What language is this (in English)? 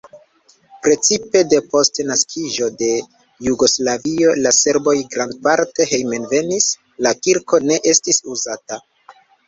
Esperanto